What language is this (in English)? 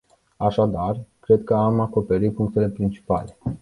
Romanian